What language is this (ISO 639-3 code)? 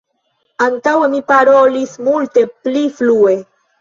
epo